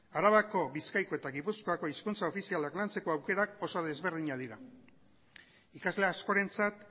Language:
Basque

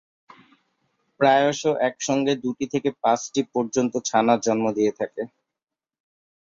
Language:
Bangla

